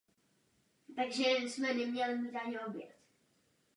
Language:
Czech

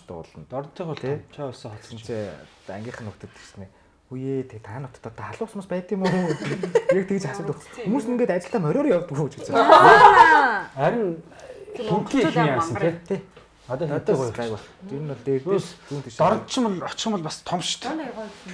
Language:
Korean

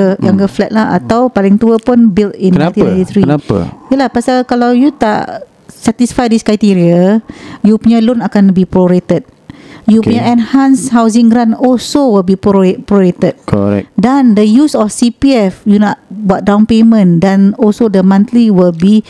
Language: Malay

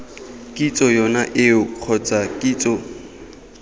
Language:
Tswana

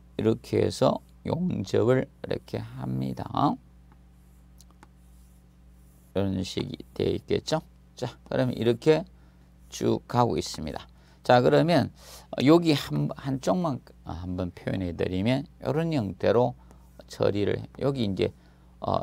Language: Korean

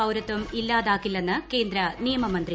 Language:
Malayalam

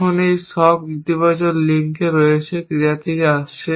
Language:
Bangla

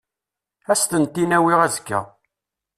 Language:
Kabyle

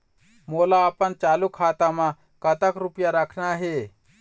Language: Chhattisgarhi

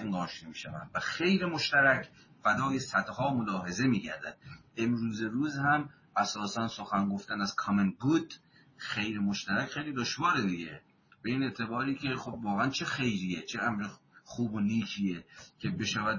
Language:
Persian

